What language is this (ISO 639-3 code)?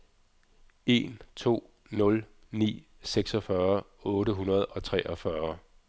dan